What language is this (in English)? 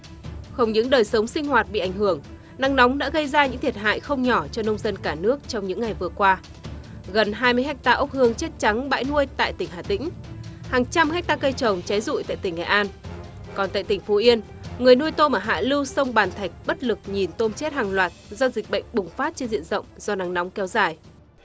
Vietnamese